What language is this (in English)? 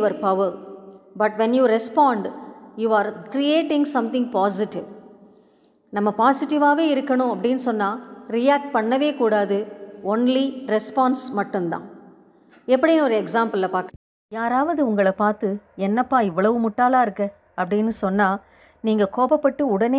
Tamil